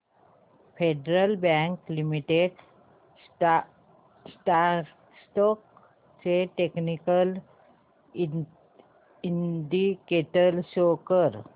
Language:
Marathi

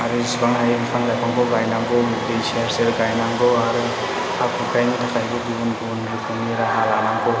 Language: Bodo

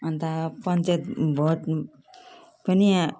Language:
Nepali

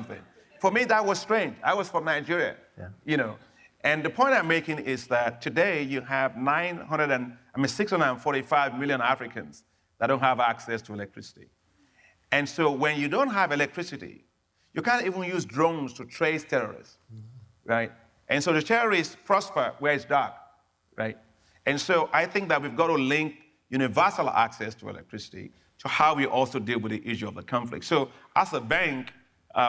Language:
English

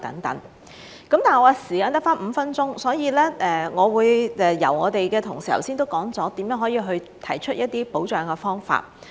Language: Cantonese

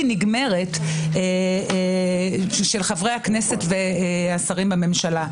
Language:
Hebrew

